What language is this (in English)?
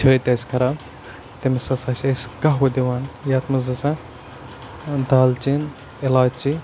Kashmiri